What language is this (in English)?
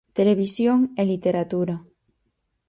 Galician